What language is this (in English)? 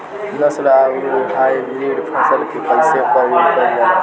Bhojpuri